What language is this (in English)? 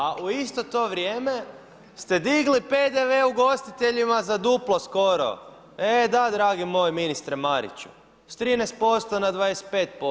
Croatian